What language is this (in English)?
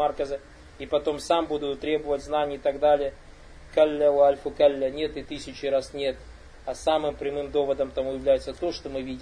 Russian